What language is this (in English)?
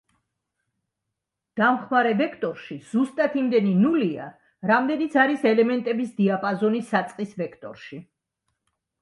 Georgian